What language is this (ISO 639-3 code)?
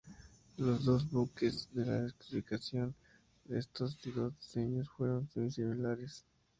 spa